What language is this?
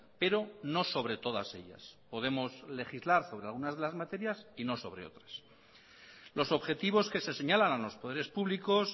Spanish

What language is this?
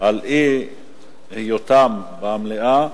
Hebrew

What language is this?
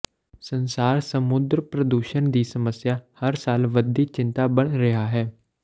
Punjabi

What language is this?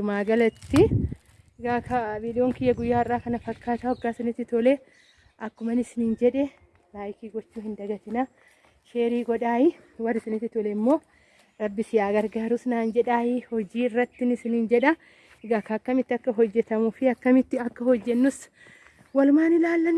Oromo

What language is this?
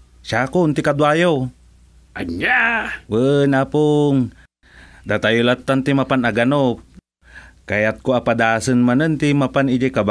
Filipino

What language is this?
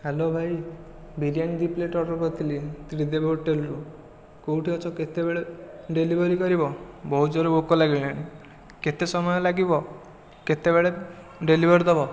Odia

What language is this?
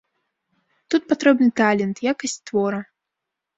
Belarusian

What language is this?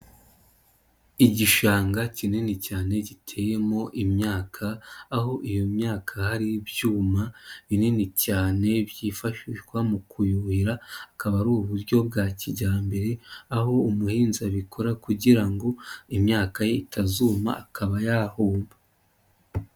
Kinyarwanda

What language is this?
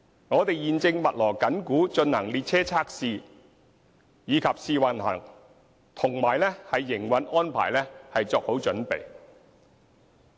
Cantonese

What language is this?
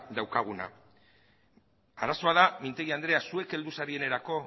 Basque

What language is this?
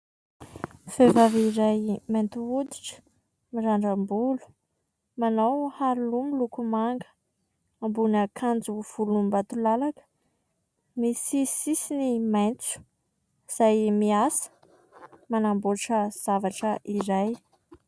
Malagasy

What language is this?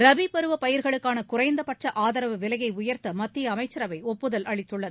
Tamil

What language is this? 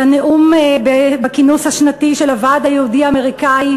Hebrew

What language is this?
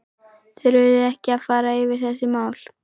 Icelandic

